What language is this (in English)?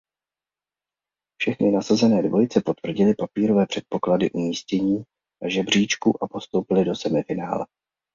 Czech